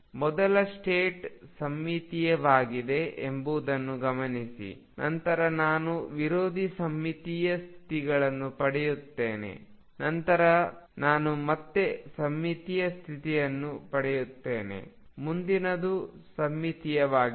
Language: Kannada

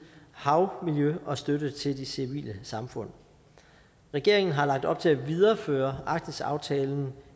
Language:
Danish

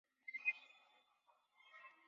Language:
Chinese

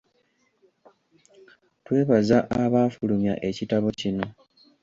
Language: Ganda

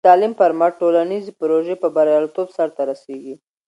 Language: Pashto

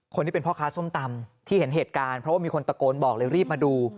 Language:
Thai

